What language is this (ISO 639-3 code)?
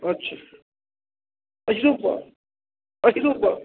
mai